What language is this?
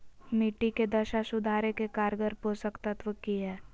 Magahi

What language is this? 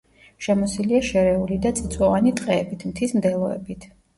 Georgian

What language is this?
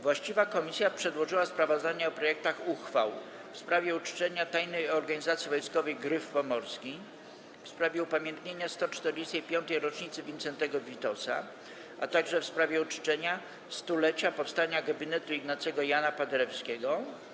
Polish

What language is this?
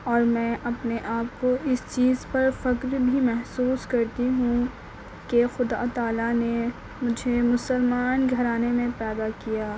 Urdu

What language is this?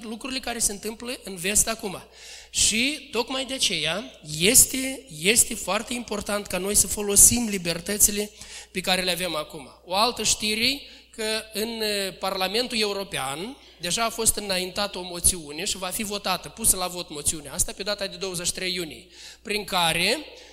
Romanian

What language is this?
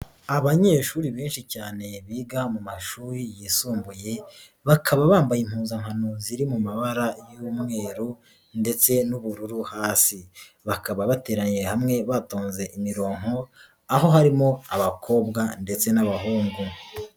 Kinyarwanda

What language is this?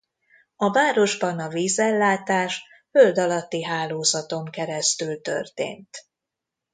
Hungarian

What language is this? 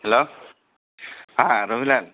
Bodo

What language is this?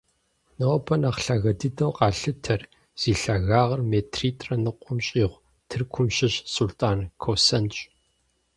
Kabardian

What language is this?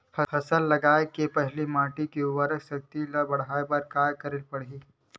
Chhattisgarhi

